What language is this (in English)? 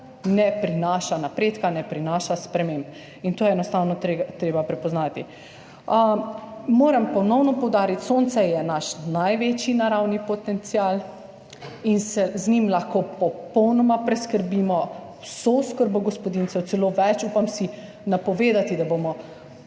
Slovenian